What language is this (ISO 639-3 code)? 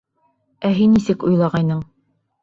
bak